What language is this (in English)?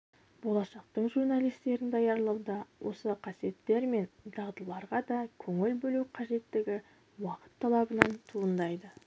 Kazakh